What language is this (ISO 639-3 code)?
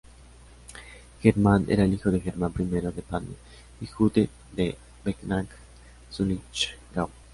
spa